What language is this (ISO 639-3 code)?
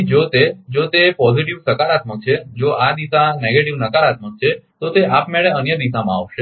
guj